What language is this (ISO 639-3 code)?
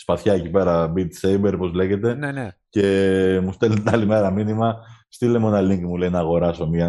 ell